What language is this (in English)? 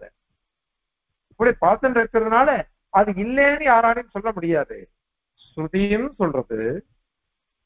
Tamil